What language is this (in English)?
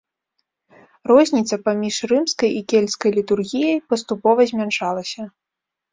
Belarusian